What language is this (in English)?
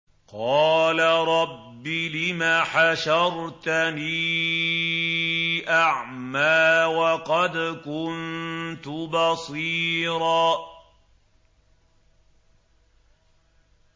Arabic